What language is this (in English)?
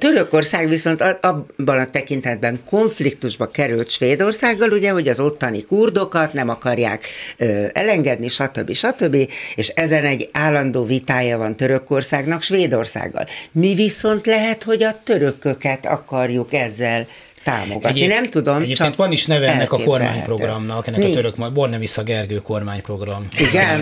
Hungarian